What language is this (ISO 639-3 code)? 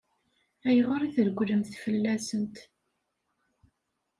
kab